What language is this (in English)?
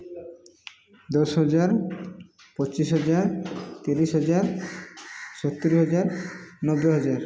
Odia